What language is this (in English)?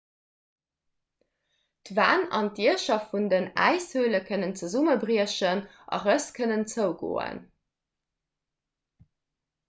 Luxembourgish